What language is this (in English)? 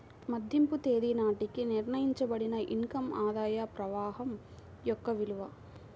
Telugu